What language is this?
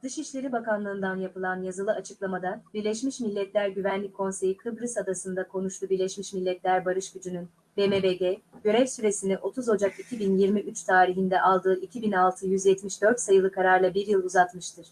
Turkish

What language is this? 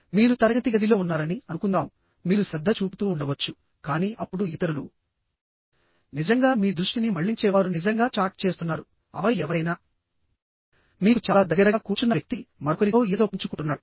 Telugu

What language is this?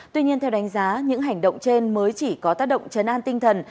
Vietnamese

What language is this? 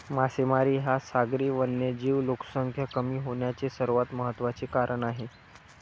Marathi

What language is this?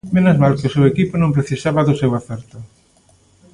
Galician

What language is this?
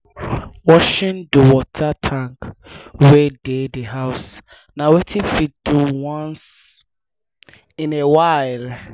Nigerian Pidgin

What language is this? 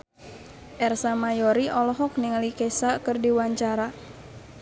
Sundanese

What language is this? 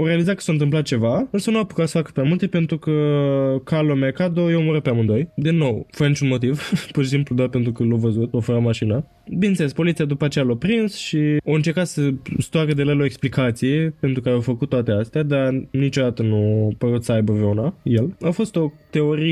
Romanian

